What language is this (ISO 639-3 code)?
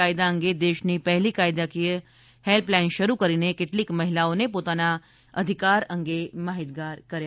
guj